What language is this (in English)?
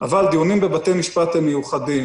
Hebrew